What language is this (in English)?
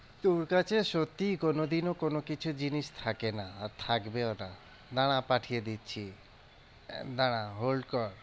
Bangla